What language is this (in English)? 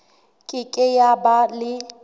Southern Sotho